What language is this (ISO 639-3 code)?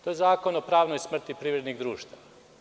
srp